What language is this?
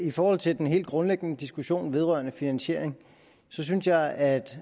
Danish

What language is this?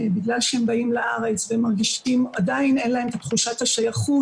Hebrew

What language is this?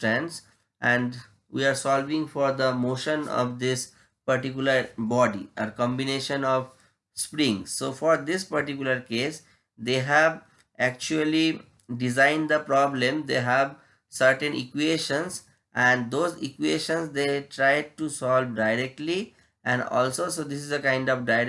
English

